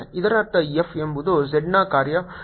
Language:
Kannada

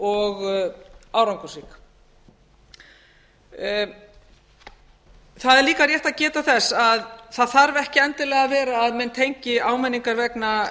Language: Icelandic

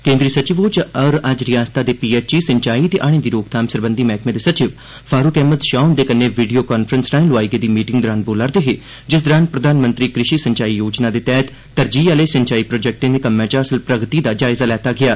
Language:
Dogri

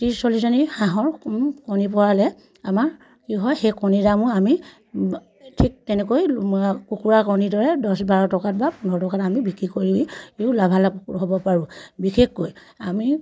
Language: Assamese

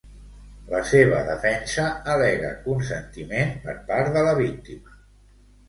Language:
Catalan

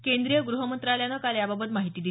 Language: Marathi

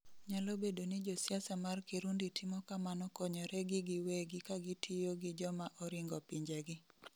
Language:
Luo (Kenya and Tanzania)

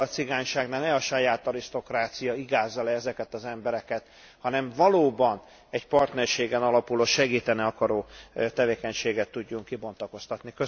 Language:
Hungarian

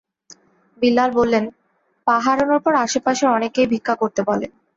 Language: Bangla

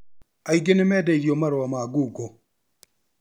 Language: Kikuyu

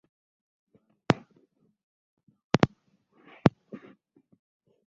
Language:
Ganda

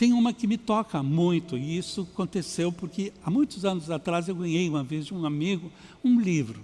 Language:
Portuguese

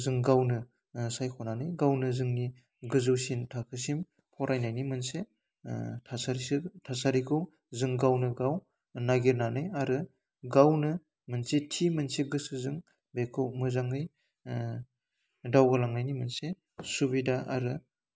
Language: Bodo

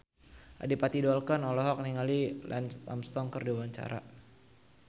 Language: Sundanese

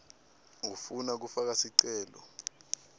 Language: Swati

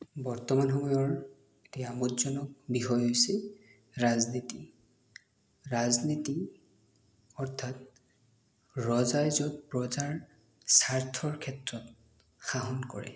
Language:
Assamese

